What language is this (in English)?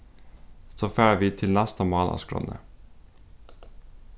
Faroese